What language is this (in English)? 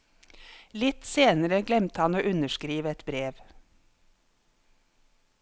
Norwegian